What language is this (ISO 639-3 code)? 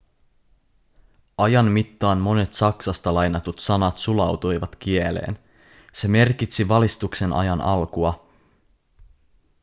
fin